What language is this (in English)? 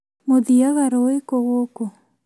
Kikuyu